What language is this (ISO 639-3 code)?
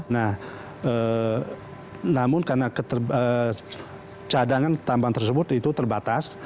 ind